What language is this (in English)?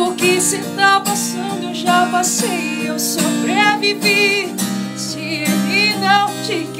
Portuguese